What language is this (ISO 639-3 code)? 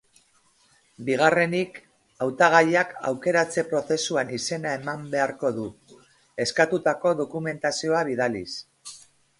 eus